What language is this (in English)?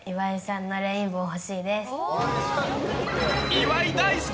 Japanese